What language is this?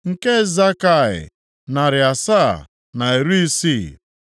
Igbo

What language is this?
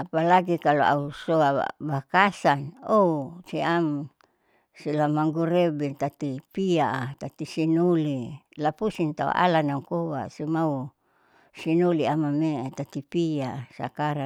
Saleman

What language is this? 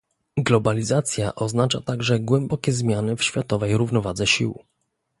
Polish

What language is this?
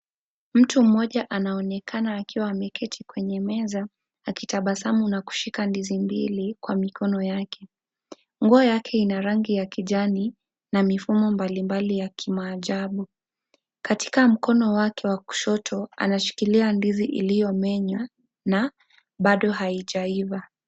Swahili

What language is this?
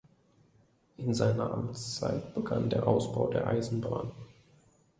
German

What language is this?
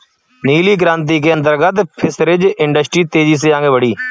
Hindi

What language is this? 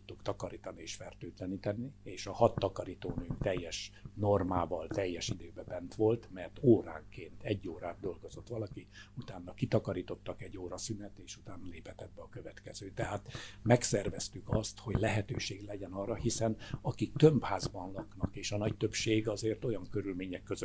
Hungarian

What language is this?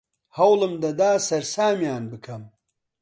Central Kurdish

